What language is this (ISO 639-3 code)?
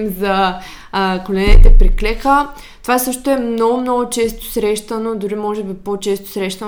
bul